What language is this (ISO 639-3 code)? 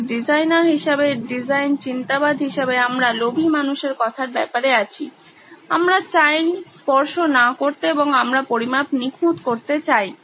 ben